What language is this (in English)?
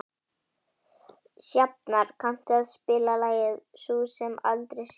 Icelandic